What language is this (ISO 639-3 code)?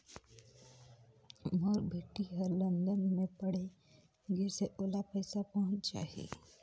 hne